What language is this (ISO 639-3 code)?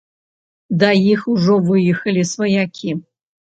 bel